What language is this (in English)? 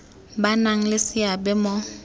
Tswana